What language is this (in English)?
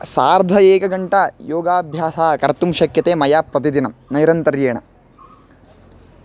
Sanskrit